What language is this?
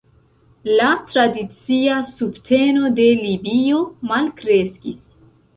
Esperanto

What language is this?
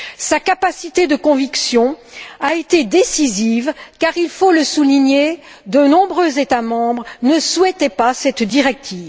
French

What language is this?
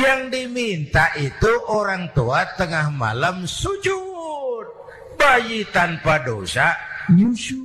Indonesian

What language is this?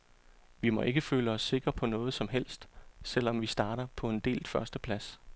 Danish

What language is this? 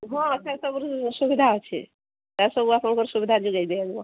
Odia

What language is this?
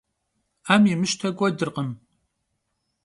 Kabardian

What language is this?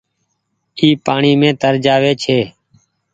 Goaria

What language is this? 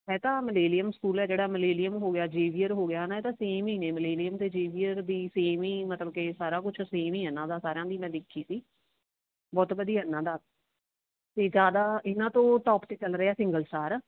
Punjabi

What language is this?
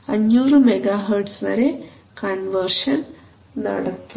Malayalam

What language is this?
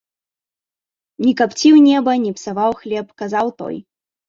Belarusian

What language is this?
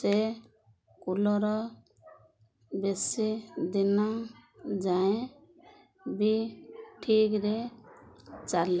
Odia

